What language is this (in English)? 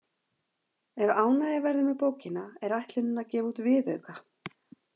Icelandic